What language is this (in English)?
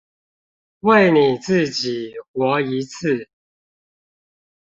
Chinese